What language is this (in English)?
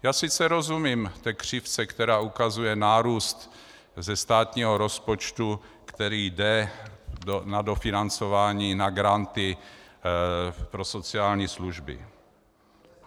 Czech